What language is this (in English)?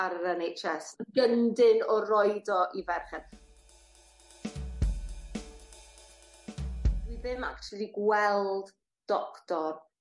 Welsh